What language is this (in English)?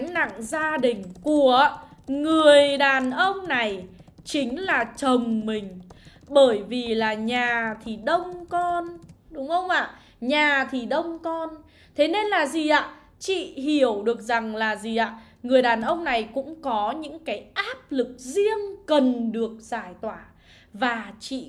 Vietnamese